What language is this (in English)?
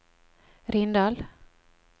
Norwegian